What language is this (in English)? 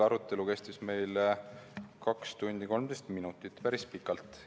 Estonian